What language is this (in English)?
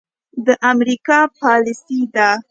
Pashto